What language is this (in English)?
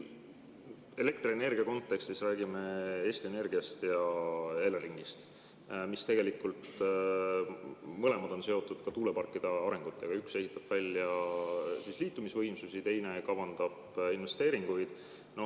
Estonian